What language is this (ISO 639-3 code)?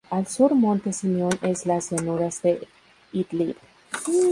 spa